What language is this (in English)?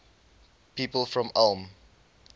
English